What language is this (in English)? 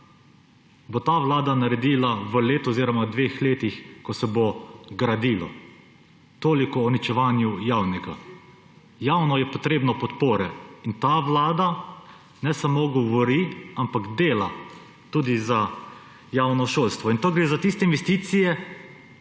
Slovenian